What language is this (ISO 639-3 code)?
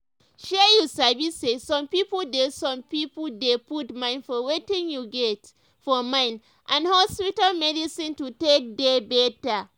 pcm